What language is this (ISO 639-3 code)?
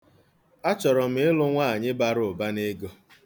ibo